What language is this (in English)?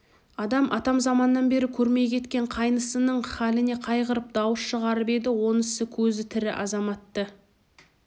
Kazakh